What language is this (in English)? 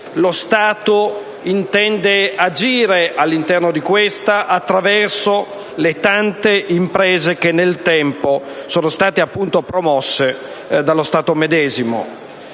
Italian